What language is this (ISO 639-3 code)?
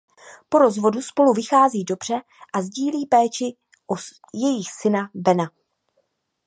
ces